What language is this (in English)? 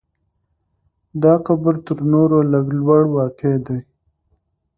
Pashto